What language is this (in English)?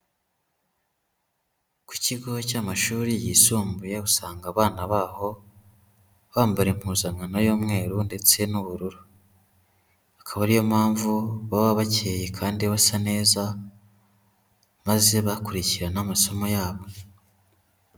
Kinyarwanda